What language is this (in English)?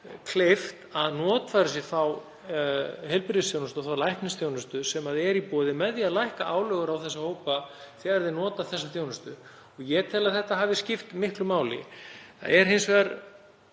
Icelandic